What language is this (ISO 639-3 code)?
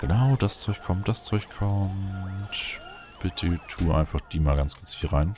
deu